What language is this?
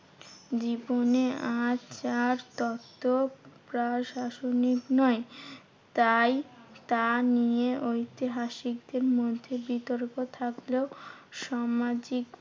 Bangla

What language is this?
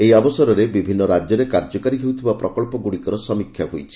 Odia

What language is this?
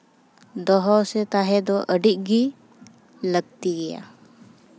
Santali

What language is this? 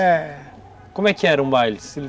Portuguese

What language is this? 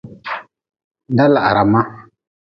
Nawdm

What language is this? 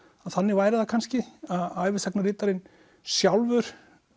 Icelandic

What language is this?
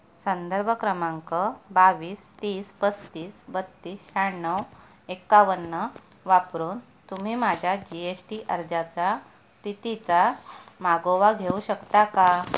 Marathi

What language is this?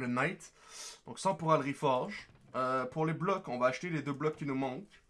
French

